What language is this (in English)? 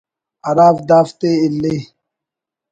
Brahui